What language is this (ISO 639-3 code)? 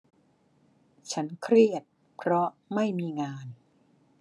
tha